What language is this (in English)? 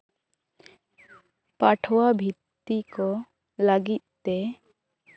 Santali